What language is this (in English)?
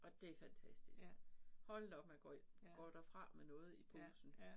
Danish